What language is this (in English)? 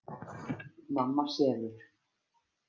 Icelandic